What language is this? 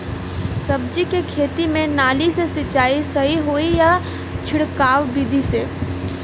Bhojpuri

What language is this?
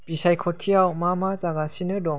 Bodo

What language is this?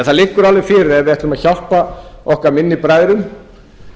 Icelandic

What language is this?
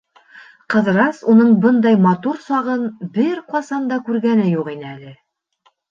Bashkir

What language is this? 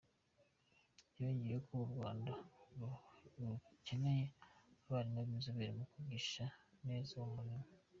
Kinyarwanda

